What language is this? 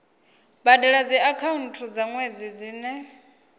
Venda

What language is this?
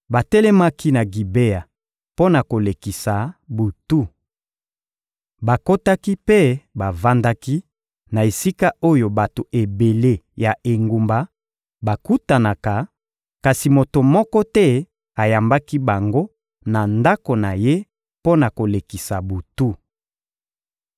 Lingala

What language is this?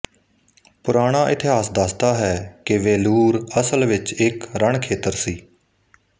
Punjabi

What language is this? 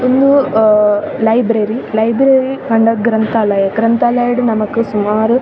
Tulu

